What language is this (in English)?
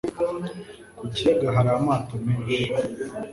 Kinyarwanda